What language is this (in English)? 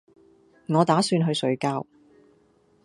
Cantonese